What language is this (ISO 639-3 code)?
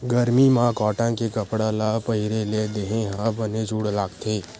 hne